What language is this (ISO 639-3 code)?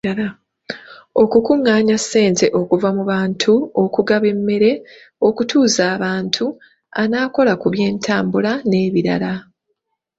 lug